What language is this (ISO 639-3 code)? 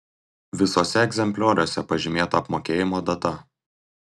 lit